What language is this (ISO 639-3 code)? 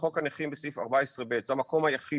heb